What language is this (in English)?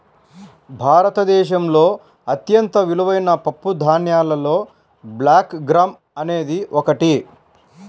Telugu